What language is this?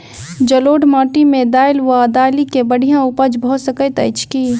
Maithili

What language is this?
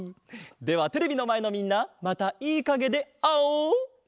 Japanese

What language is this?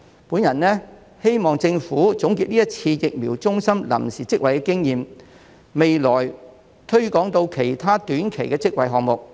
Cantonese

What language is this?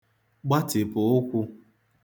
Igbo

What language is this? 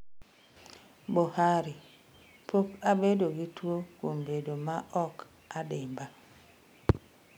Luo (Kenya and Tanzania)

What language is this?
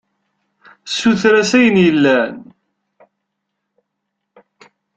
Kabyle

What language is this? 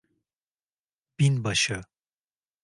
Turkish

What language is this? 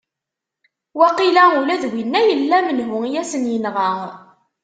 Kabyle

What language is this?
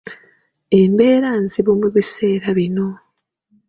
Ganda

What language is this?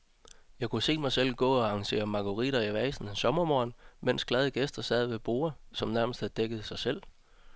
Danish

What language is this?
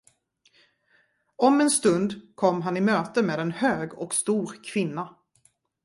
Swedish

